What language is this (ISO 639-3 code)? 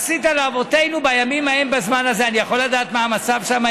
heb